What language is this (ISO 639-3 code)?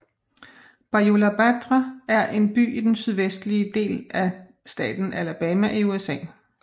dan